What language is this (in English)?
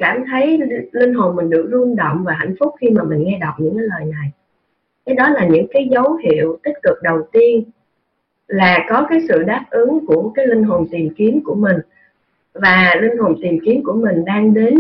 Vietnamese